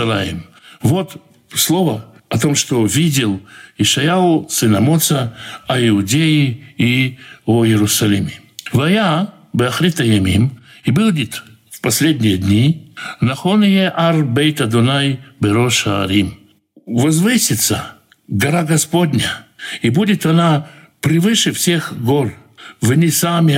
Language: Russian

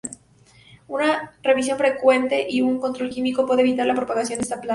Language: Spanish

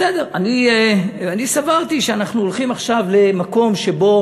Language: Hebrew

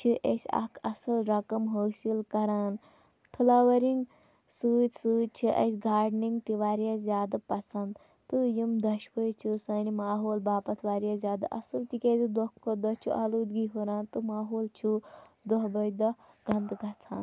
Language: Kashmiri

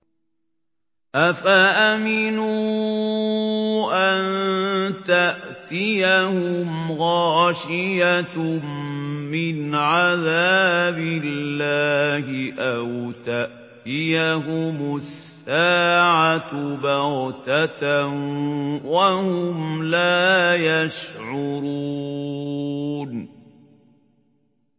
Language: Arabic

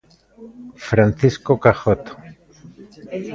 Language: Galician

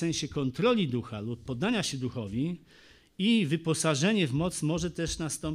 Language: Polish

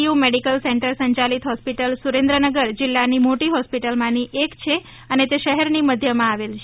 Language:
Gujarati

